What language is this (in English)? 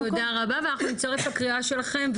Hebrew